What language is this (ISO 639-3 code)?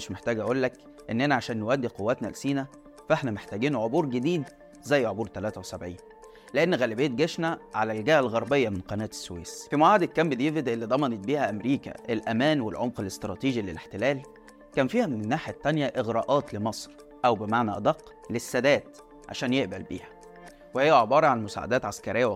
ara